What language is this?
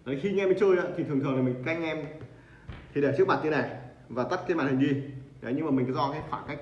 Vietnamese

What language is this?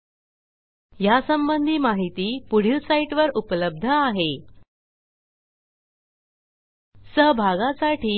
Marathi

